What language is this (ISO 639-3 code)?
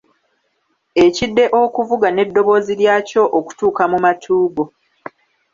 lug